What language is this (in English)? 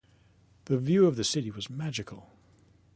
English